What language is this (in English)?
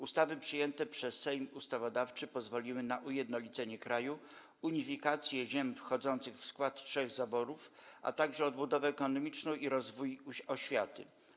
Polish